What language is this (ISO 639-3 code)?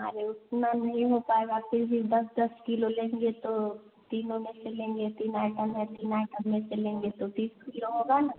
hin